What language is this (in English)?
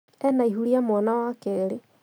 Kikuyu